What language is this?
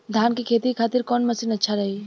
Bhojpuri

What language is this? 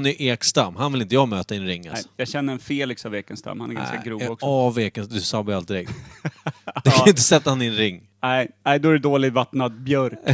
Swedish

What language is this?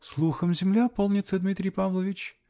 Russian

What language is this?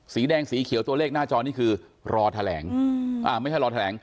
Thai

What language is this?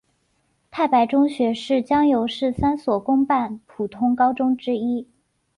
Chinese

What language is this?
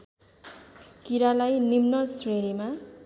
Nepali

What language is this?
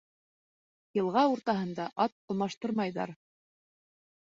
Bashkir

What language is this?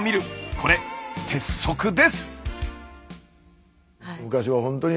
Japanese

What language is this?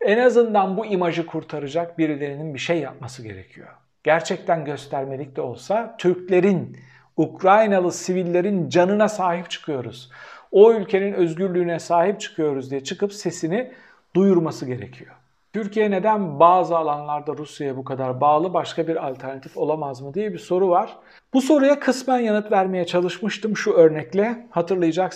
Turkish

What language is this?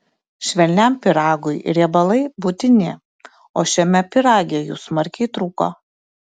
Lithuanian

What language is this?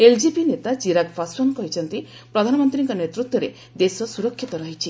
Odia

